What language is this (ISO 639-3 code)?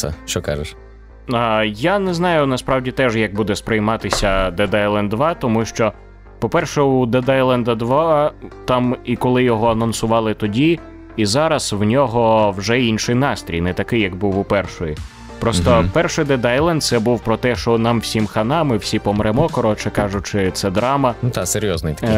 ukr